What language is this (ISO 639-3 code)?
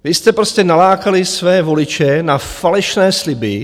ces